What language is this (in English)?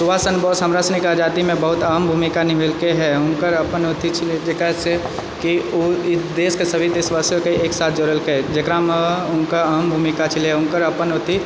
Maithili